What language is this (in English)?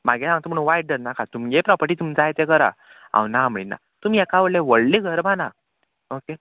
Konkani